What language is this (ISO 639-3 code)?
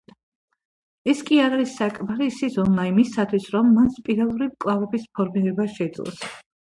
kat